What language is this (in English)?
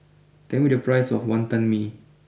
English